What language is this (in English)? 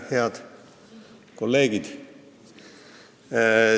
Estonian